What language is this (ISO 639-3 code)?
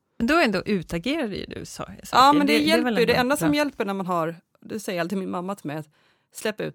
swe